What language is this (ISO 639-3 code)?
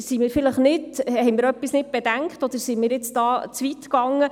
gsw